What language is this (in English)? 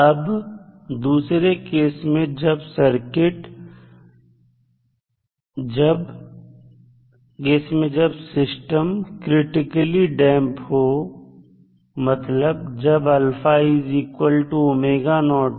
Hindi